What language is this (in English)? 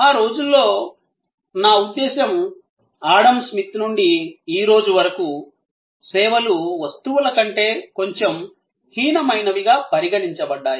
Telugu